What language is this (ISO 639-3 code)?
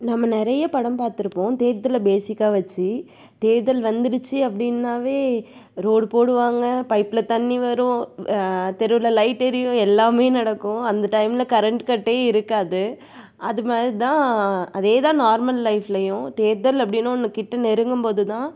tam